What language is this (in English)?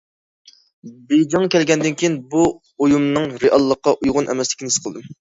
Uyghur